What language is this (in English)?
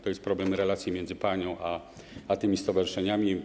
Polish